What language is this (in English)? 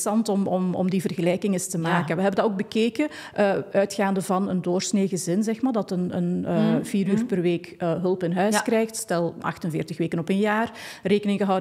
Dutch